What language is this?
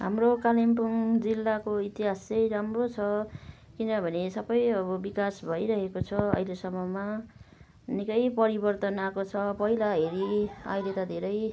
Nepali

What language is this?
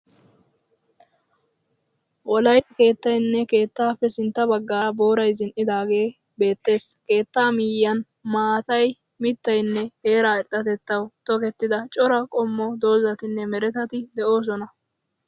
Wolaytta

